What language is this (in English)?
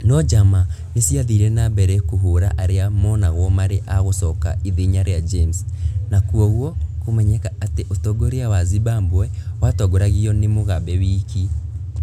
Kikuyu